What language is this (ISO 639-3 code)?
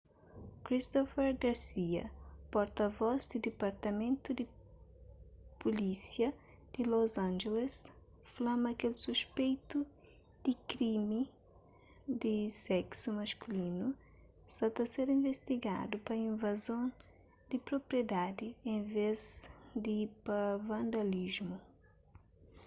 kea